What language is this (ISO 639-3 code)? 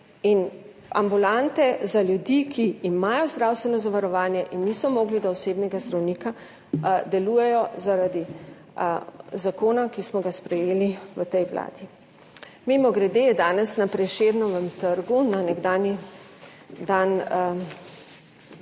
slv